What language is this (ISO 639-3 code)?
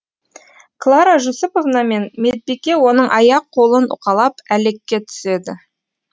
kaz